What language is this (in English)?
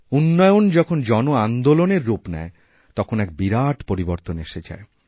Bangla